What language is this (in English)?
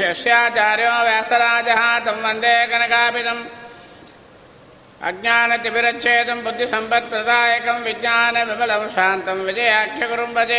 Kannada